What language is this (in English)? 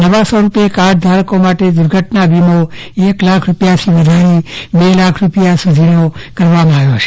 Gujarati